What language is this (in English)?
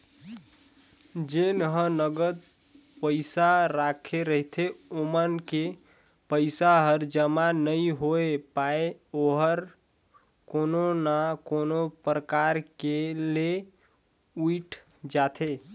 Chhattisgarhi